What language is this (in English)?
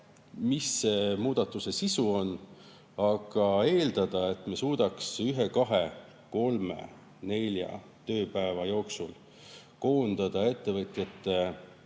Estonian